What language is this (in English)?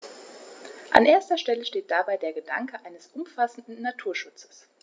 German